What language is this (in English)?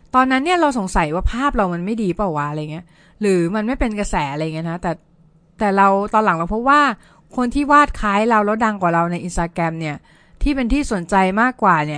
Thai